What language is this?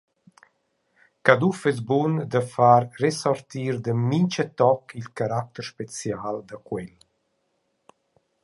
Romansh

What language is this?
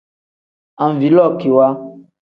Tem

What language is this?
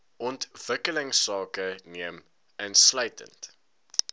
Afrikaans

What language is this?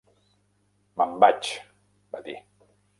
Catalan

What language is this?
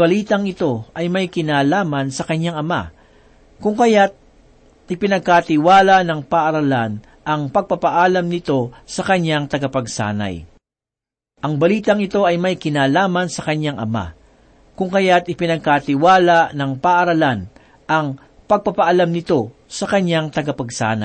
Filipino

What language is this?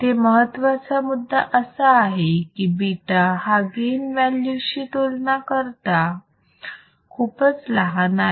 Marathi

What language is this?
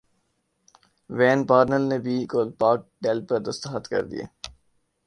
Urdu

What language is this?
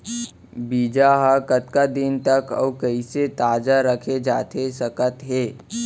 Chhattisgarhi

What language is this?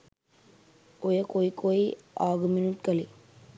Sinhala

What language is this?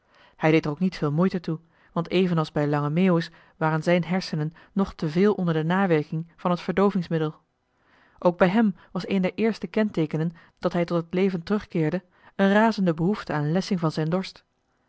Dutch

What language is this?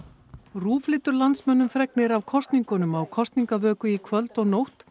Icelandic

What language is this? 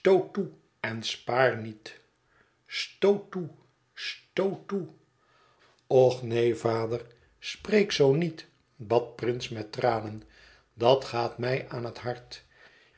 Dutch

